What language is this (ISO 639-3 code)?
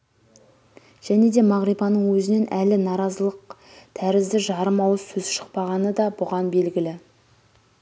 kaz